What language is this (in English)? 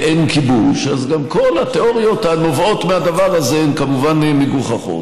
Hebrew